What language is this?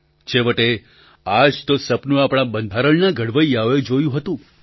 Gujarati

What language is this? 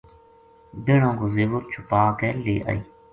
Gujari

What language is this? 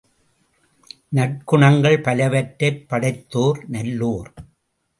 Tamil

